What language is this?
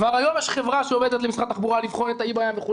Hebrew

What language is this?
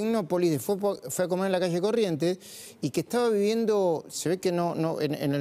Spanish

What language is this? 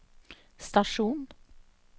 Norwegian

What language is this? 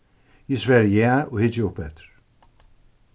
Faroese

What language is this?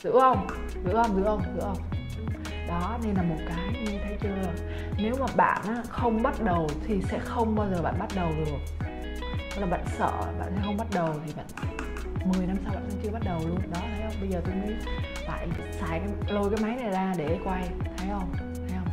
Vietnamese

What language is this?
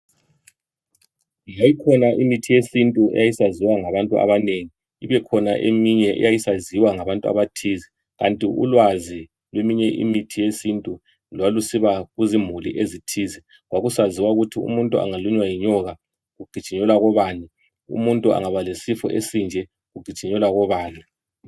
North Ndebele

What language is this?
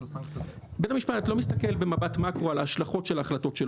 Hebrew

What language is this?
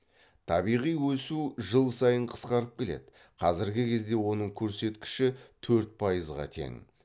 Kazakh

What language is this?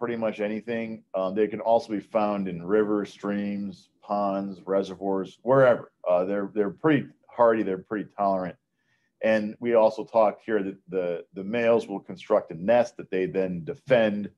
English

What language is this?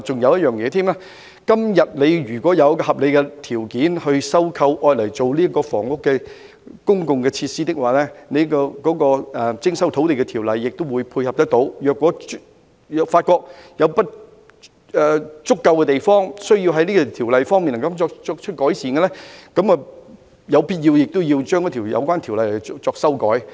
Cantonese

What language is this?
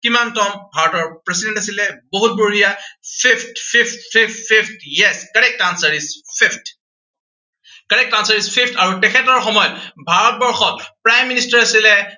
Assamese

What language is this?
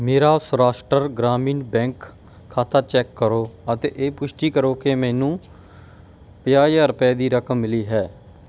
Punjabi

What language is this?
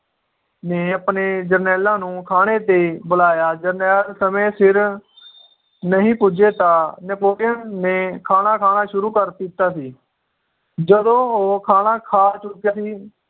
Punjabi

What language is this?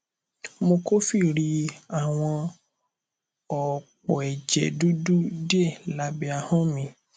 Yoruba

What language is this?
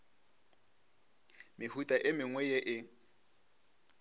Northern Sotho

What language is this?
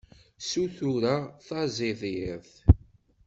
Kabyle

